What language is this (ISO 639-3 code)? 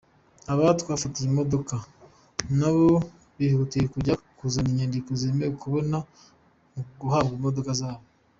kin